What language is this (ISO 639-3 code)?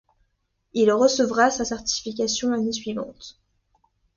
fra